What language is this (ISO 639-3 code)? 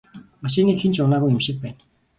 mon